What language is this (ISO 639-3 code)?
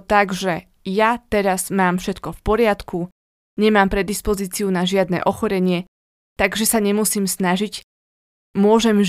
slk